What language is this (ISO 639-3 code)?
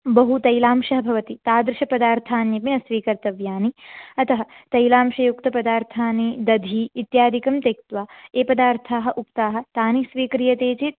san